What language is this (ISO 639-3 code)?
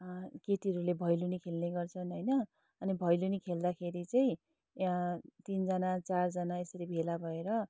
nep